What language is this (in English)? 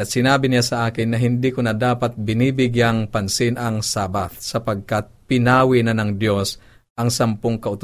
Filipino